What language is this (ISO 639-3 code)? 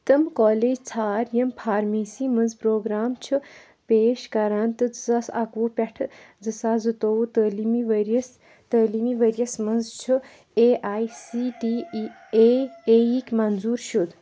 kas